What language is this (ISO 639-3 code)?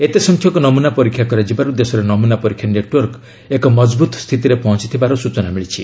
ori